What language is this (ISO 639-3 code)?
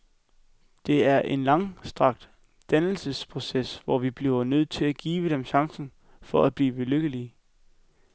dan